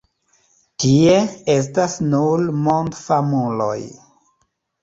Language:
Esperanto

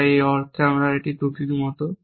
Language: Bangla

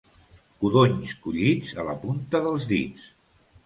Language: Catalan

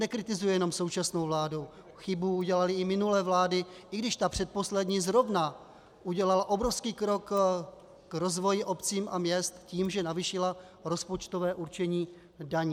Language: Czech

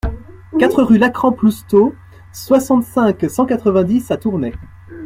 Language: French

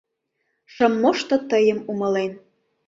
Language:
Mari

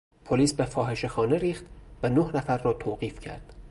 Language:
Persian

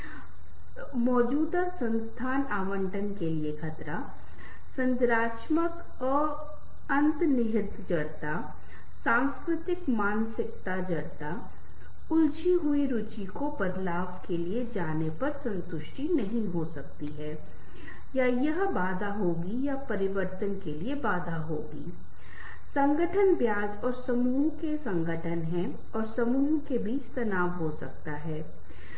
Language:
Hindi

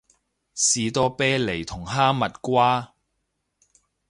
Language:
Cantonese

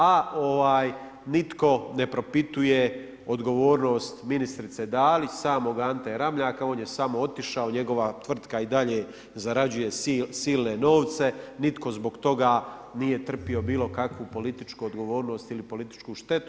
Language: Croatian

